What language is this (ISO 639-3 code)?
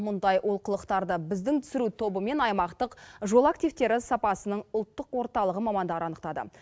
kaz